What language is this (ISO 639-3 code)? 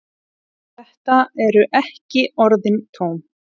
isl